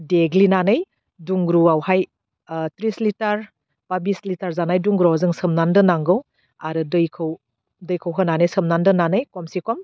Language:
Bodo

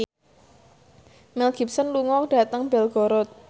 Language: Javanese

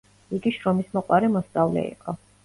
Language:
Georgian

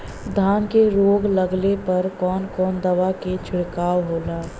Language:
Bhojpuri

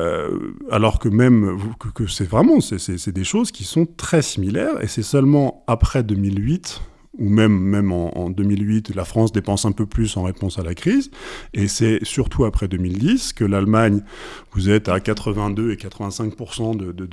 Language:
French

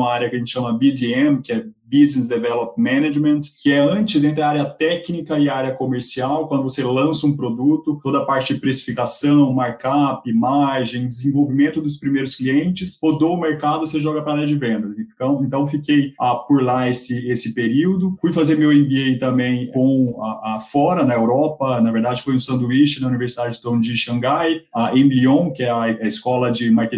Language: Portuguese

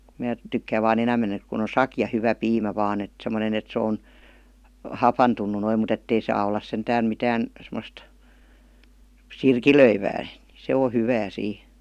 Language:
Finnish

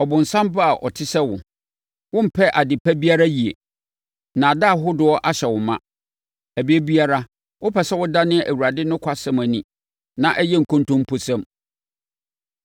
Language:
Akan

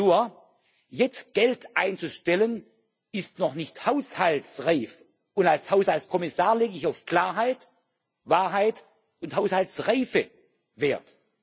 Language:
German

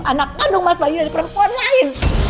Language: Indonesian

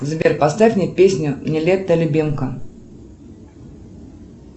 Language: Russian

